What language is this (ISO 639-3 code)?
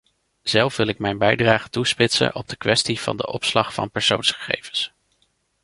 nld